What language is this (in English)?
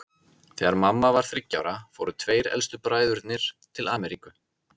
Icelandic